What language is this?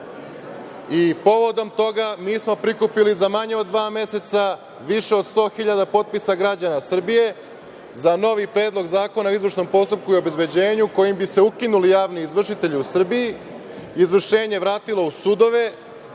Serbian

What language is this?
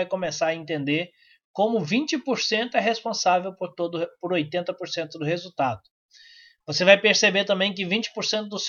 Portuguese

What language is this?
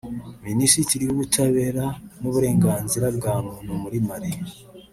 Kinyarwanda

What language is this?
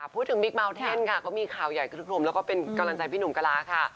Thai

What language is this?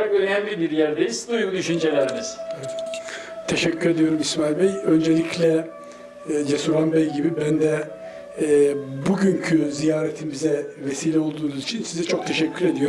Turkish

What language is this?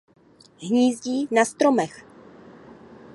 Czech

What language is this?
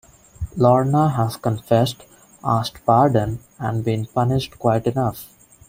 English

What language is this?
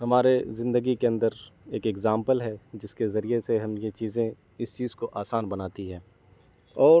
Urdu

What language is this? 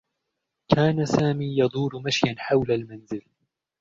Arabic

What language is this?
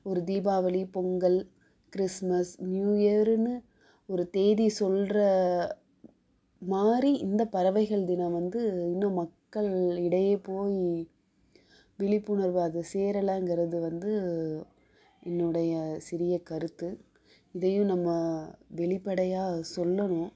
Tamil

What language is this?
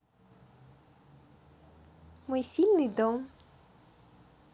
Russian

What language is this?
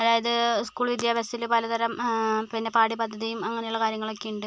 Malayalam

